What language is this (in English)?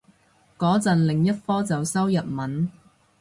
Cantonese